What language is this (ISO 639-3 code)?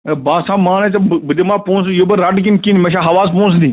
kas